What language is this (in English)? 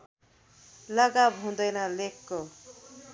Nepali